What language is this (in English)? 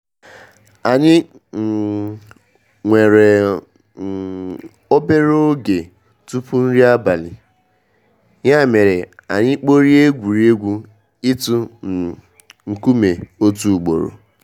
Igbo